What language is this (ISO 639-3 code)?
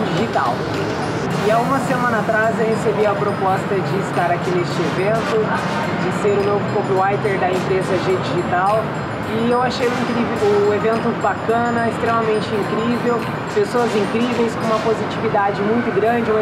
por